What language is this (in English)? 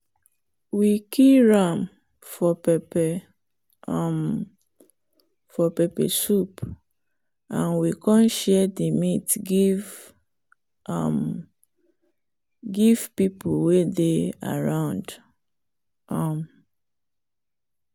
Nigerian Pidgin